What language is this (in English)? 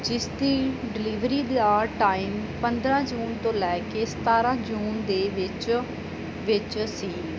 Punjabi